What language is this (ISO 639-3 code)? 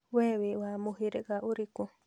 kik